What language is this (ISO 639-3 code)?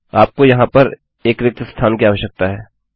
hin